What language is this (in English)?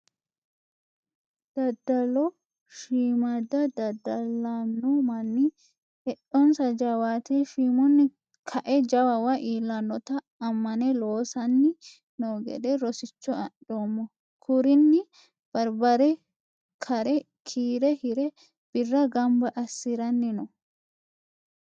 Sidamo